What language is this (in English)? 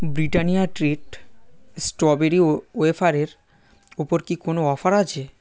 Bangla